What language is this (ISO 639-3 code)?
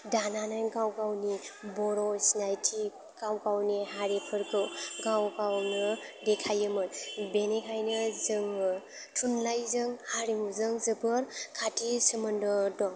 brx